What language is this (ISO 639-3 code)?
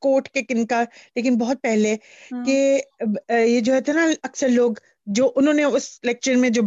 pan